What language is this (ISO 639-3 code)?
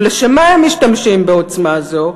heb